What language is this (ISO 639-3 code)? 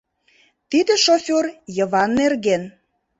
chm